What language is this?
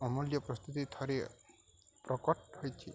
Odia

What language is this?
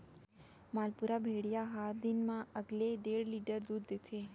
Chhattisgarhi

